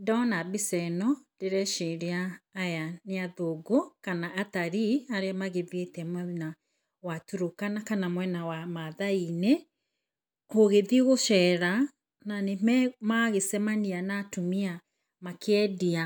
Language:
Kikuyu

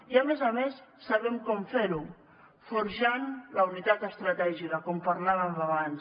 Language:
Catalan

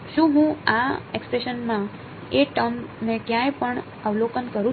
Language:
Gujarati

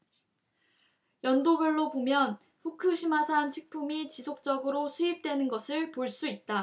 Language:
Korean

